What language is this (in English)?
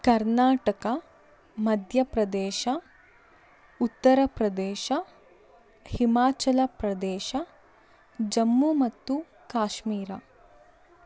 Kannada